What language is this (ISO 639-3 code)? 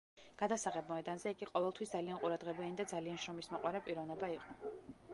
kat